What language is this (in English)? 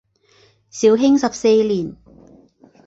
Chinese